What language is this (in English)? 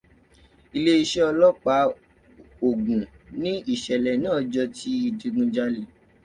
Yoruba